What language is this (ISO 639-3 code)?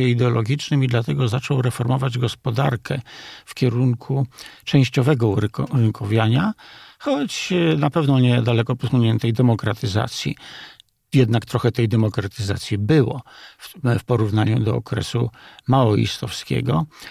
pol